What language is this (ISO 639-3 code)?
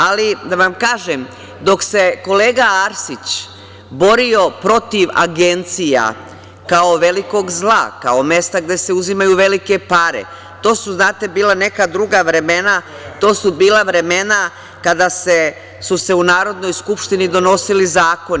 srp